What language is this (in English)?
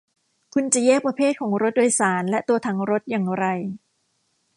Thai